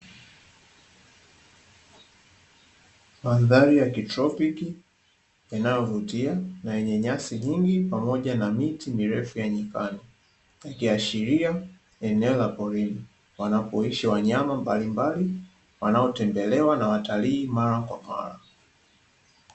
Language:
Swahili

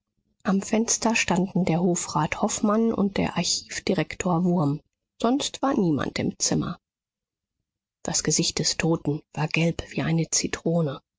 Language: German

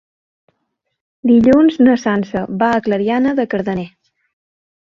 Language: Catalan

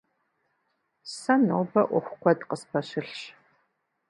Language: Kabardian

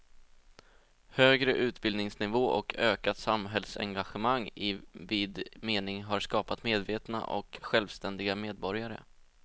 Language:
Swedish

